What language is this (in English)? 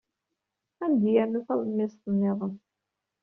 Kabyle